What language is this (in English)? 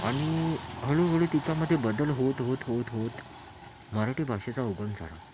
Marathi